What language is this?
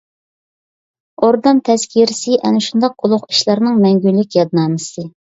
Uyghur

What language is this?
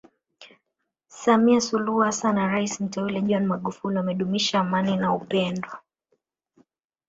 Swahili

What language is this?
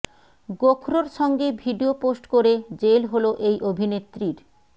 Bangla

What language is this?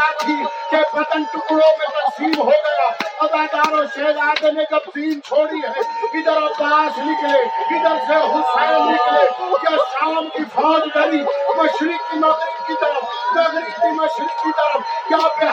Urdu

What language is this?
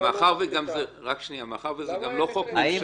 Hebrew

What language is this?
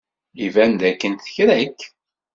Kabyle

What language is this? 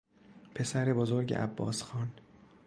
Persian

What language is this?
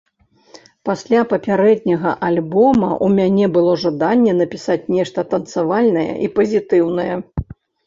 Belarusian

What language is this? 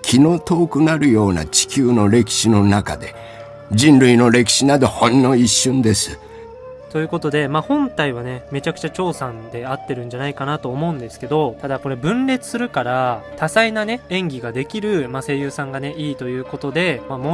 Japanese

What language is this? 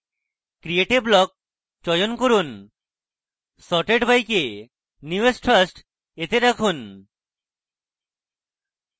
Bangla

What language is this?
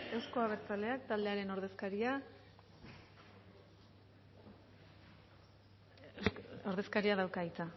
Basque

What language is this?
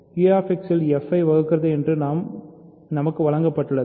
Tamil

